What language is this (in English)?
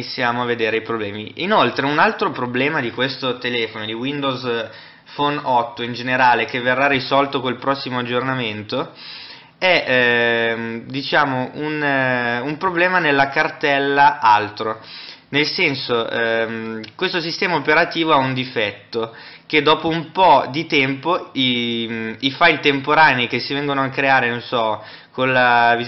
Italian